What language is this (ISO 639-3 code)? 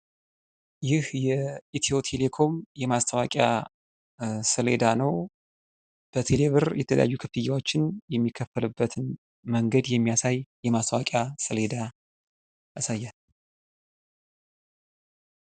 amh